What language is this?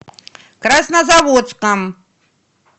Russian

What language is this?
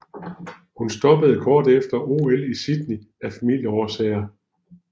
Danish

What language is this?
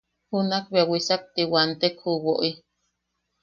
Yaqui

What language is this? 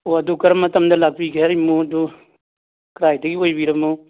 Manipuri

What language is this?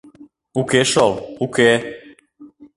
Mari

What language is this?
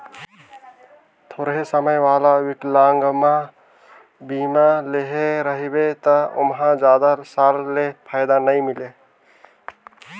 Chhattisgarhi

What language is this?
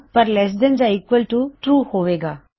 Punjabi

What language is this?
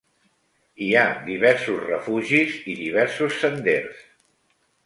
Catalan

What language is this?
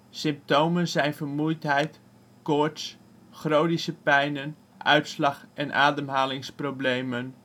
Dutch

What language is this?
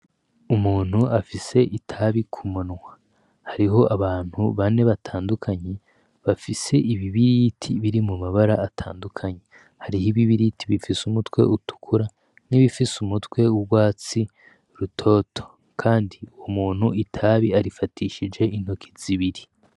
Rundi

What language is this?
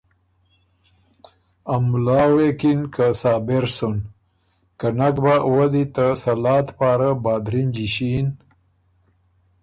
Ormuri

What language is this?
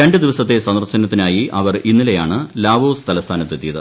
Malayalam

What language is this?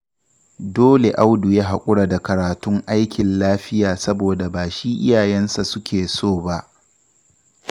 Hausa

